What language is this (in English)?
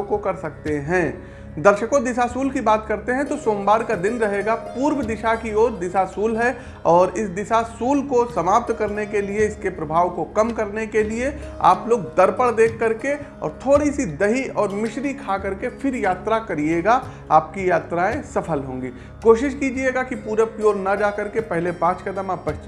Hindi